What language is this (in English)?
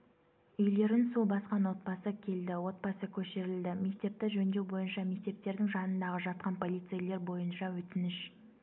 Kazakh